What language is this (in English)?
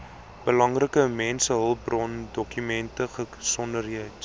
Afrikaans